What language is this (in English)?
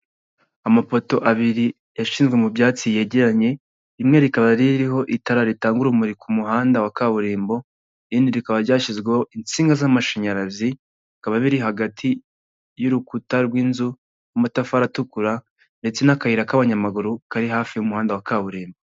Kinyarwanda